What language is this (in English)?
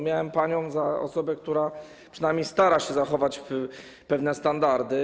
Polish